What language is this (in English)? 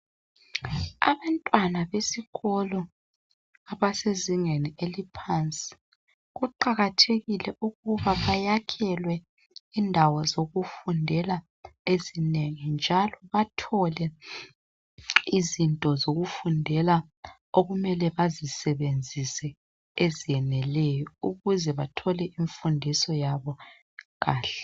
North Ndebele